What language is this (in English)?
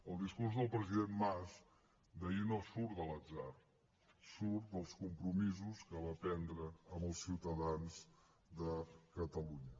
Catalan